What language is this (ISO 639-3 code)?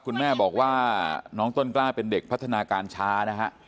tha